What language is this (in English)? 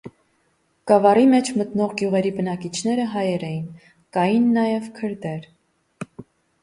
Armenian